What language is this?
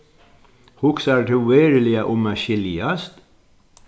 Faroese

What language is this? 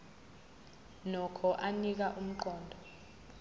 Zulu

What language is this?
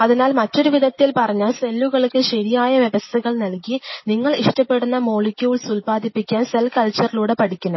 Malayalam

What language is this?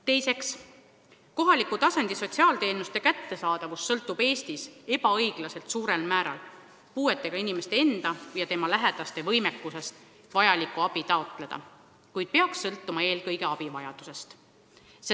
Estonian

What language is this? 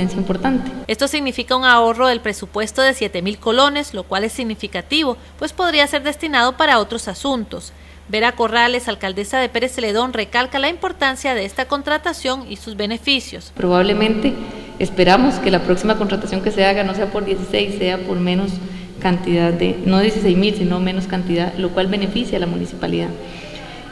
Spanish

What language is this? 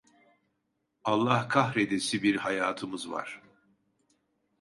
Turkish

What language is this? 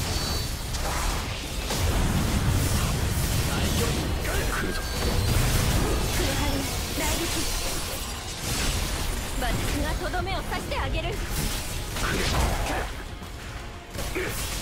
Indonesian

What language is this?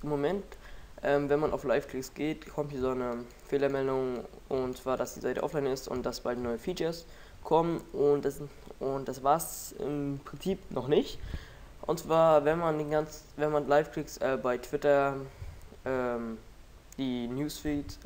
German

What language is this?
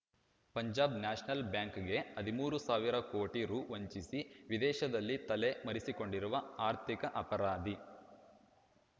Kannada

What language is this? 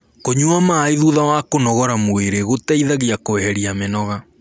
Kikuyu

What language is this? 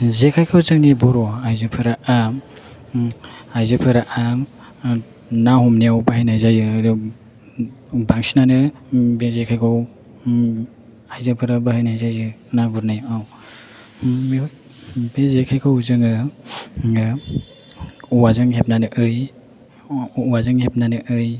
Bodo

